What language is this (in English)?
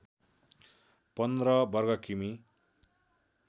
Nepali